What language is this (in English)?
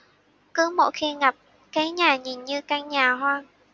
Vietnamese